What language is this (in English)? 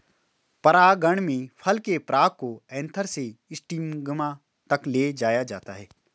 Hindi